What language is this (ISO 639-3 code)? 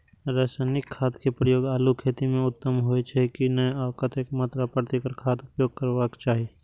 mai